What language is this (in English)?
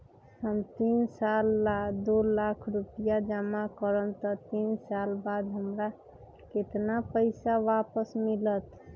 Magahi